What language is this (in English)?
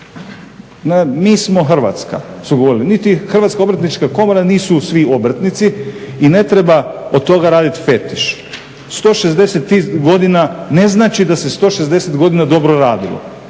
Croatian